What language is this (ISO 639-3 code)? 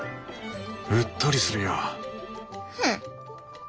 jpn